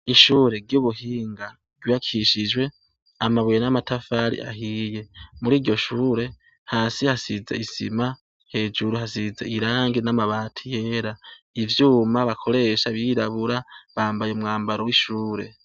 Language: Rundi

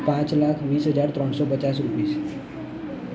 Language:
Gujarati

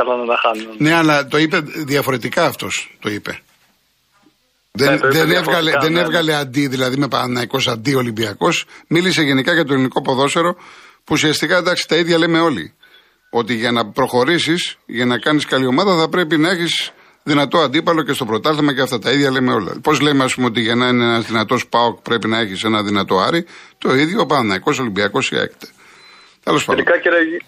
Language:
Greek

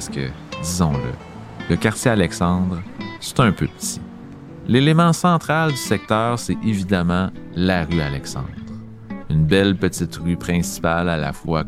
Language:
French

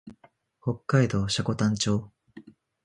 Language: Japanese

